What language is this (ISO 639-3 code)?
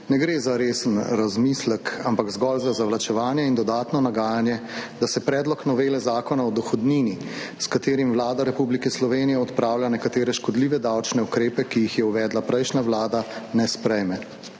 slv